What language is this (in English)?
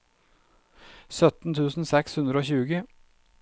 Norwegian